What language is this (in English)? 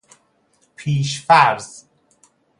Persian